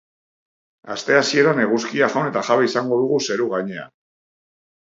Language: Basque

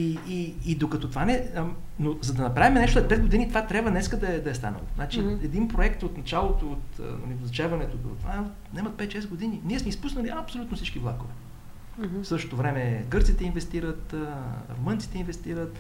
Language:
Bulgarian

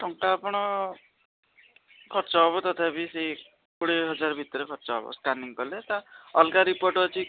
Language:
Odia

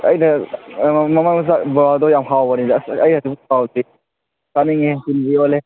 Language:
Manipuri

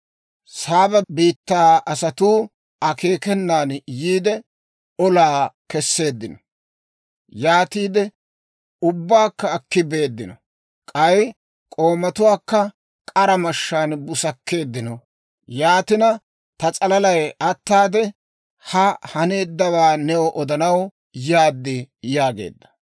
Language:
Dawro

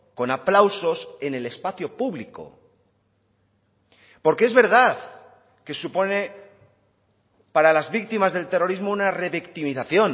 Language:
Spanish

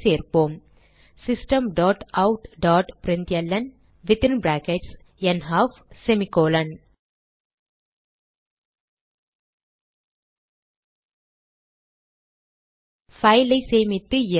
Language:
Tamil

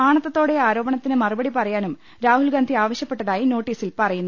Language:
Malayalam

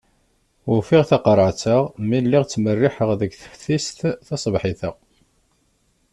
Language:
Kabyle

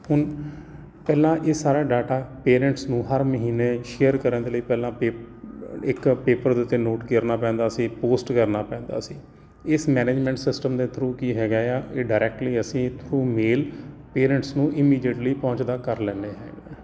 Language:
Punjabi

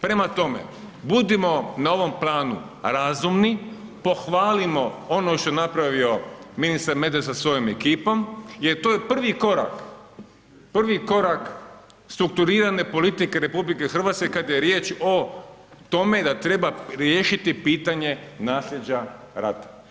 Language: Croatian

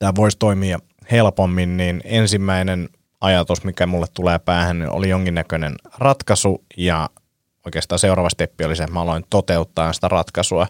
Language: Finnish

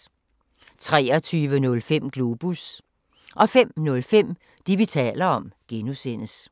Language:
Danish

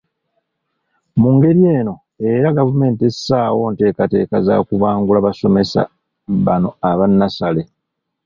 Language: Ganda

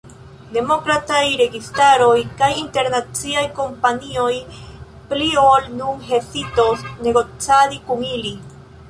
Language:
Esperanto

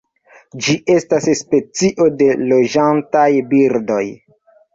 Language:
Esperanto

